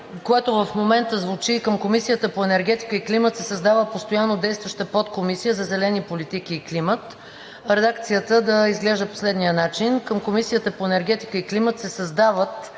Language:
Bulgarian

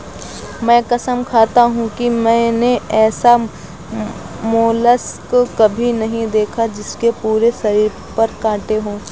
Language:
Hindi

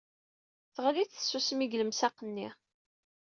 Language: Kabyle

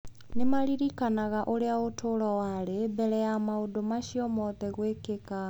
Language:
Kikuyu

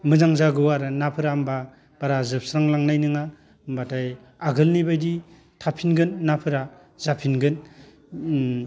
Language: Bodo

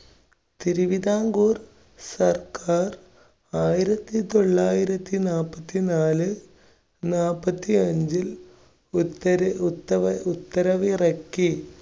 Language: Malayalam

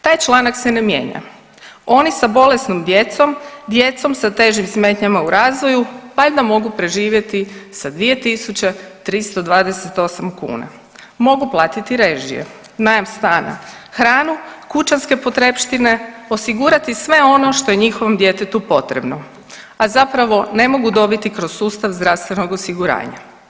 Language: Croatian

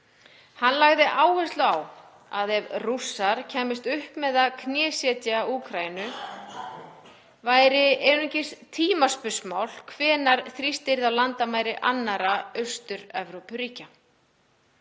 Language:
Icelandic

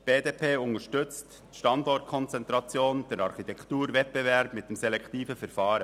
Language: Swiss German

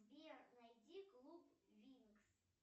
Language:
Russian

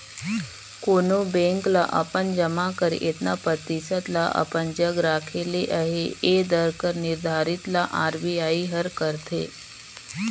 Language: Chhattisgarhi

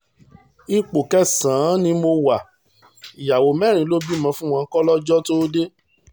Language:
Yoruba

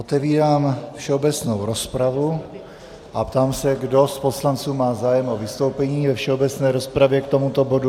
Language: Czech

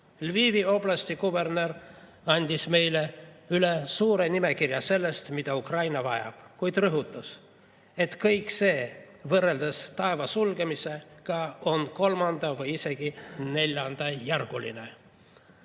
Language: Estonian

